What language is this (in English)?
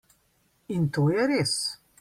Slovenian